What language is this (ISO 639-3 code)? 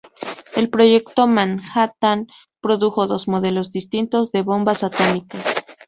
spa